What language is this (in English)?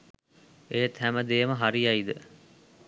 Sinhala